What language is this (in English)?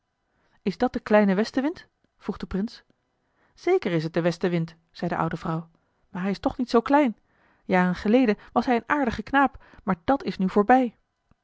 Dutch